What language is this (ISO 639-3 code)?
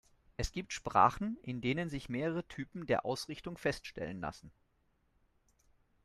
deu